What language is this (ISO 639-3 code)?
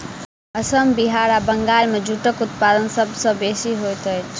mai